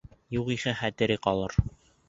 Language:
Bashkir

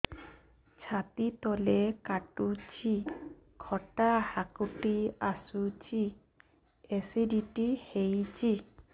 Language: Odia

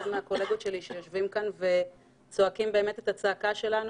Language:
Hebrew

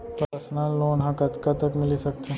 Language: Chhattisgarhi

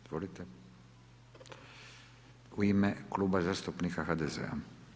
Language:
Croatian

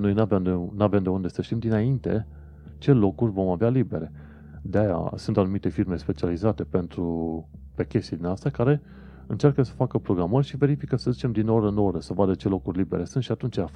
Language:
Romanian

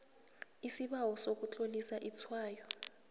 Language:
South Ndebele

